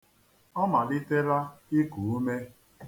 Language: Igbo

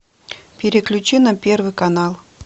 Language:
Russian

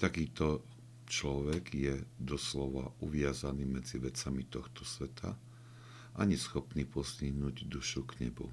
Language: Slovak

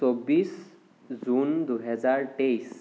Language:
Assamese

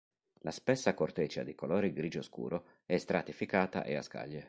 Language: Italian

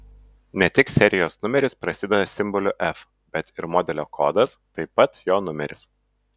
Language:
Lithuanian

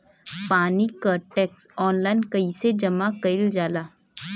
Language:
Bhojpuri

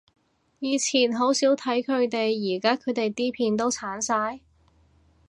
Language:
Cantonese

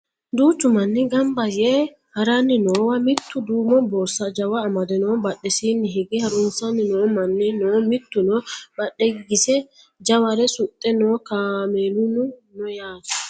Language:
Sidamo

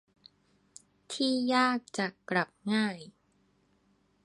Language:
Thai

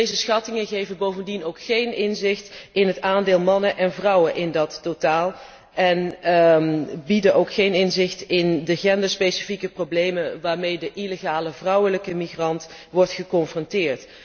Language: Dutch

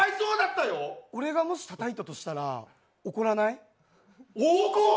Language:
Japanese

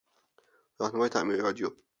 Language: Persian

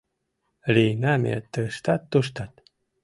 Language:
Mari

